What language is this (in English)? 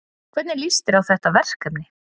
Icelandic